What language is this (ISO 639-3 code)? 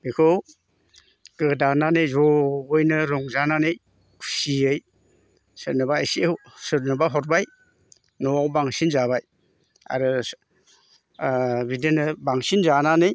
brx